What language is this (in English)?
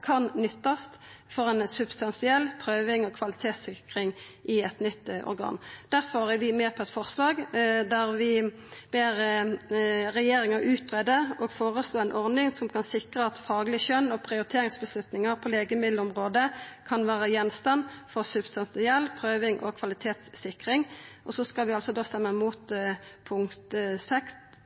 Norwegian Nynorsk